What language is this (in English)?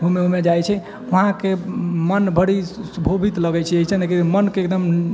Maithili